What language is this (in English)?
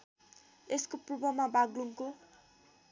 Nepali